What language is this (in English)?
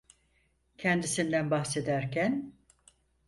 Turkish